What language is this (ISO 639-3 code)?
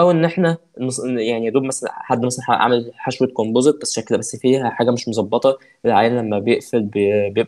ara